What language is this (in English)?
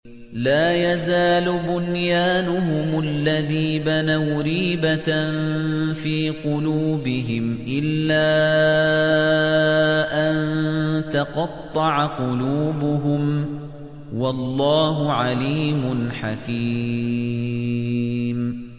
Arabic